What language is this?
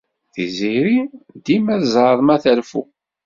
Kabyle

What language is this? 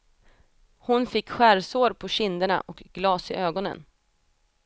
Swedish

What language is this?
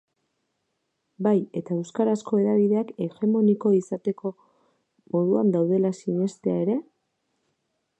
Basque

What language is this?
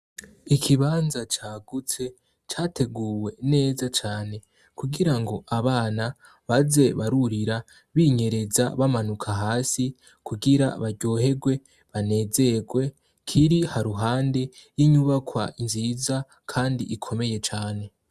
Rundi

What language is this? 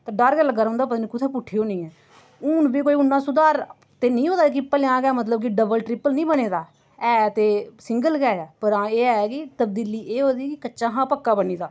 Dogri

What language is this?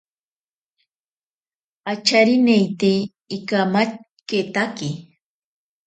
Ashéninka Perené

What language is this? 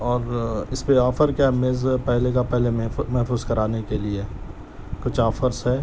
Urdu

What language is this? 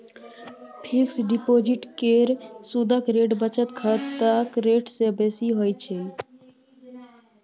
Maithili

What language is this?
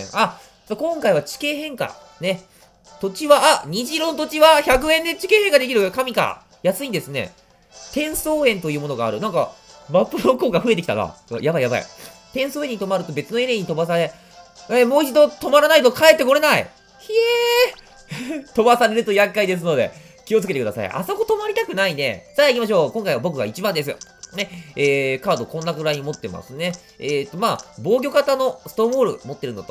Japanese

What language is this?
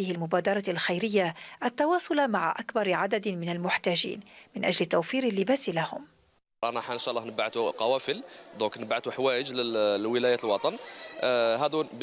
Arabic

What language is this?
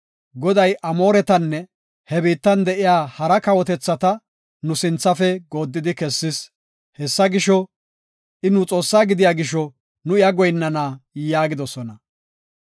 Gofa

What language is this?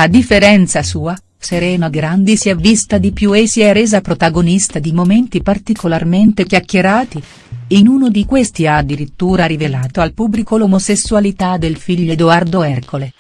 Italian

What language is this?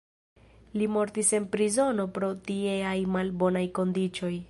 Esperanto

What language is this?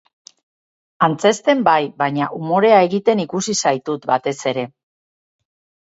Basque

